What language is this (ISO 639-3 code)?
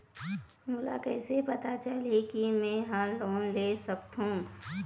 hne